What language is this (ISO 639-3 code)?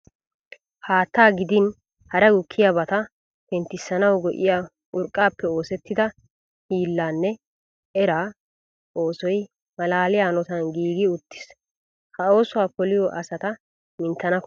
wal